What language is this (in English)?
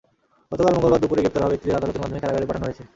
Bangla